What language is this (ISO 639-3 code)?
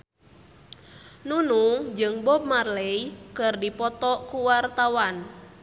sun